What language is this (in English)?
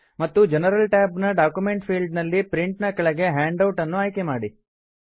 Kannada